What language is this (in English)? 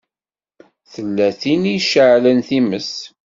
Kabyle